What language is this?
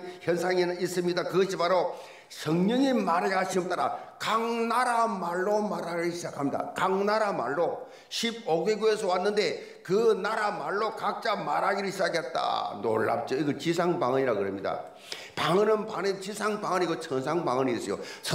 Korean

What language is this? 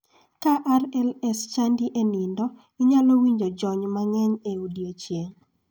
Luo (Kenya and Tanzania)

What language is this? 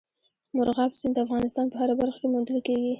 Pashto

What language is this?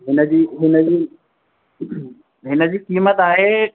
Sindhi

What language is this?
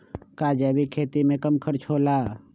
Magahi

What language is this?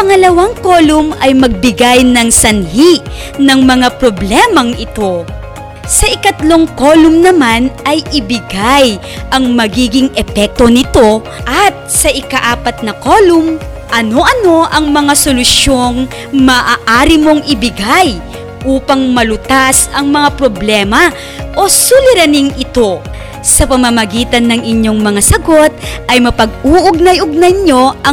Filipino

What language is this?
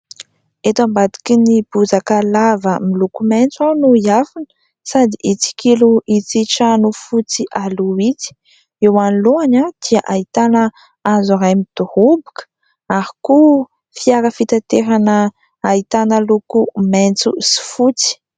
Malagasy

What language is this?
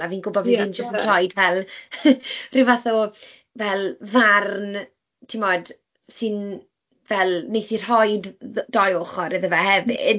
Welsh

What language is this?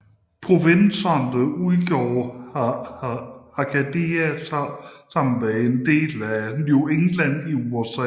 Danish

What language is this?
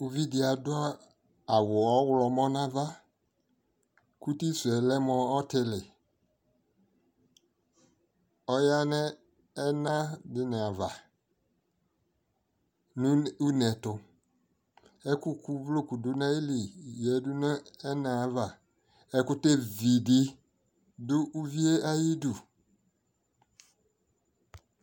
Ikposo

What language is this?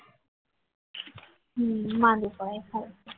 Gujarati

